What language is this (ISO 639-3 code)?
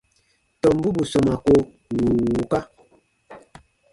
bba